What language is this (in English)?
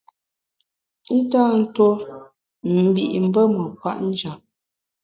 Bamun